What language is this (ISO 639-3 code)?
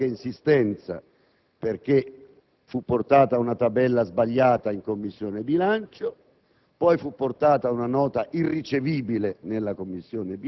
ita